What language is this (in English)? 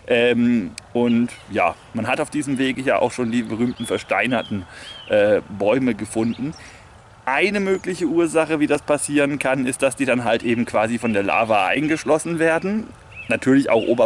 German